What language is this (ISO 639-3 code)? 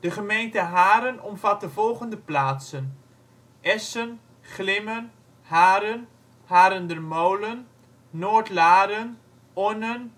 nld